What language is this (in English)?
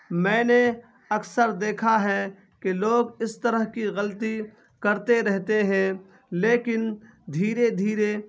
Urdu